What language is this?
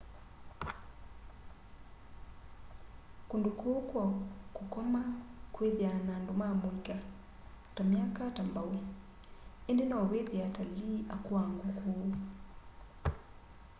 Kamba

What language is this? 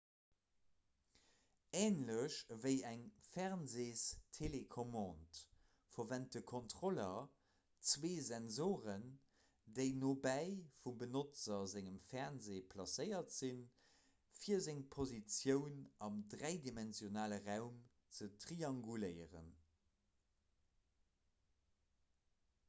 Luxembourgish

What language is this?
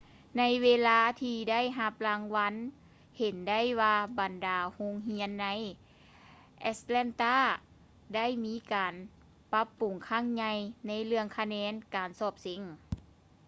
Lao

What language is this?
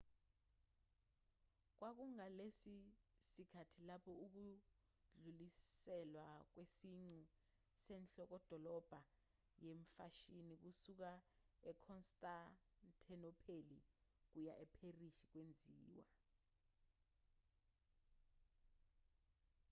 Zulu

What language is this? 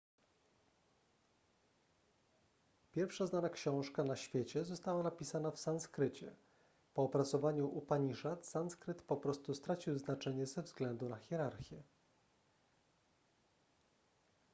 Polish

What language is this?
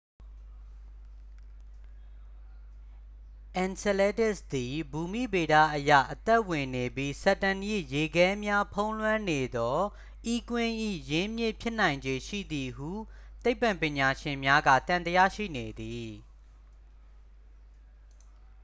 Burmese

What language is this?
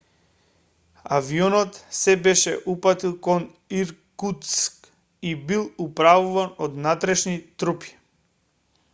Macedonian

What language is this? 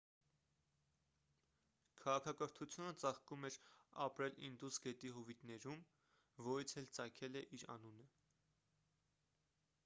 Armenian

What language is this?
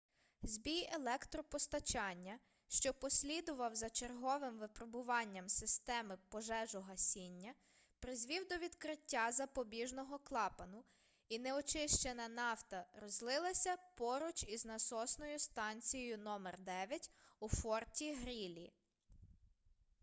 Ukrainian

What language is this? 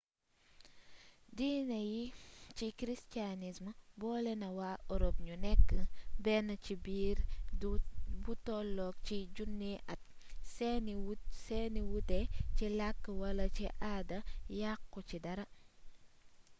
Wolof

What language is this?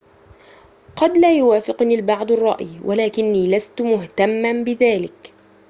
Arabic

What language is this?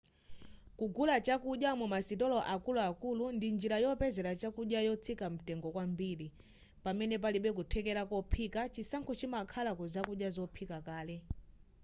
Nyanja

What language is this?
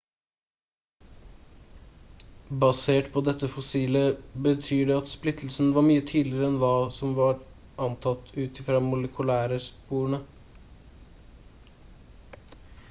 Norwegian Bokmål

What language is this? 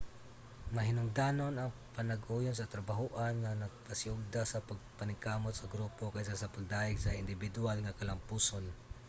Cebuano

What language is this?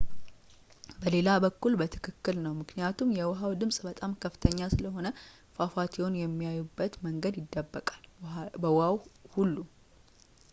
Amharic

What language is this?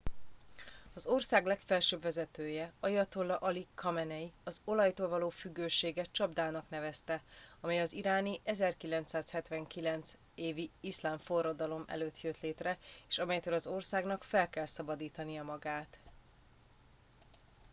Hungarian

